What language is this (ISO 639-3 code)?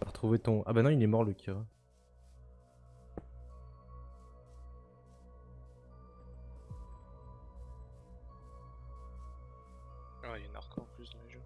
fra